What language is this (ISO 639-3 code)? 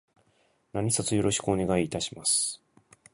jpn